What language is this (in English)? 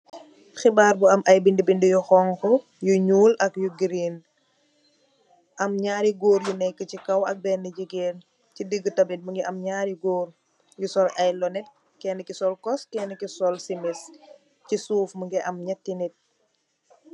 Wolof